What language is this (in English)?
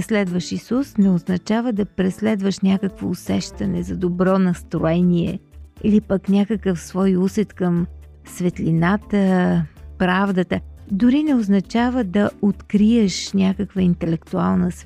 Bulgarian